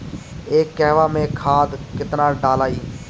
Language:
Bhojpuri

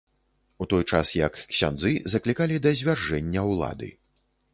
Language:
Belarusian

